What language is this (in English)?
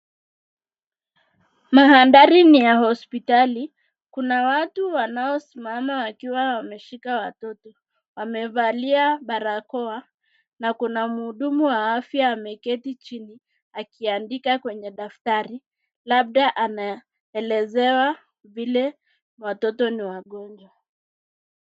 Swahili